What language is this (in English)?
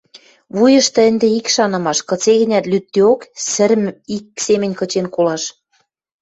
Western Mari